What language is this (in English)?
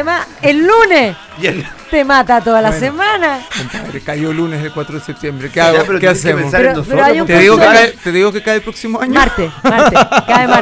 Spanish